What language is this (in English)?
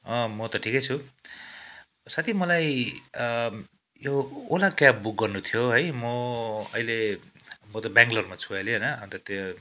Nepali